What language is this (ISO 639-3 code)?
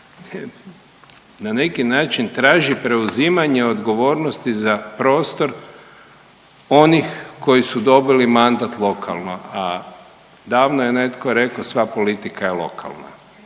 hrv